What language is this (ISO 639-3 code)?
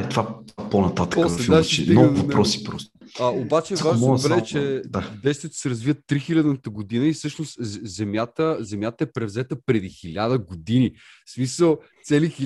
bul